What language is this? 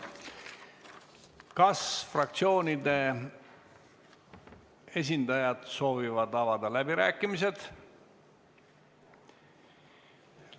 Estonian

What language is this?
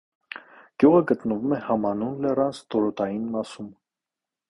Armenian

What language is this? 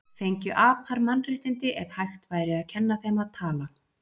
Icelandic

